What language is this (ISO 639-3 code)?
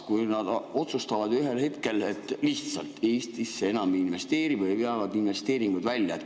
est